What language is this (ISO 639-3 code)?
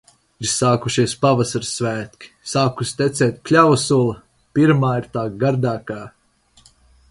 lav